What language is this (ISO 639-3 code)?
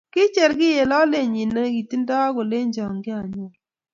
kln